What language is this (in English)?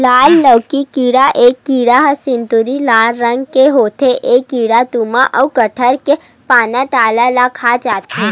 Chhattisgarhi